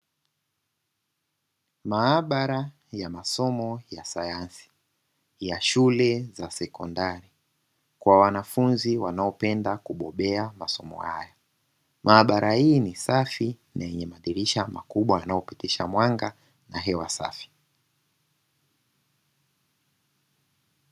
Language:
Swahili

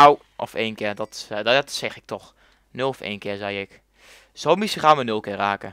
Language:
Dutch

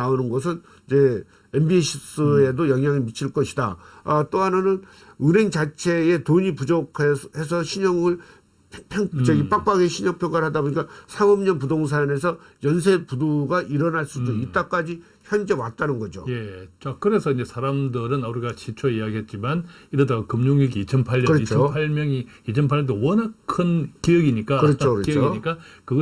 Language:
Korean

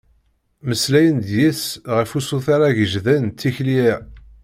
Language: Kabyle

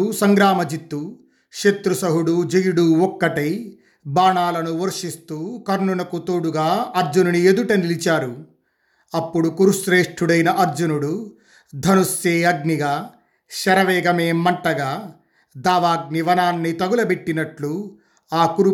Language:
Telugu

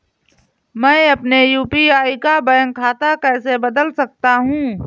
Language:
Hindi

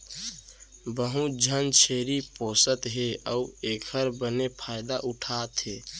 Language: Chhattisgarhi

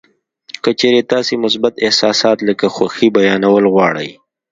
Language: Pashto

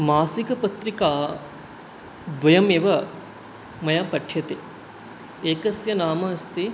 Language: Sanskrit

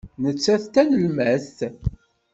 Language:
Kabyle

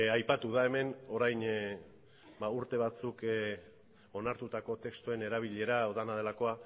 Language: Basque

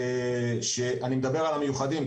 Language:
Hebrew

